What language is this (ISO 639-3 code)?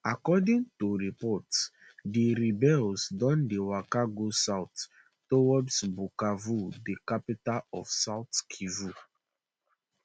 pcm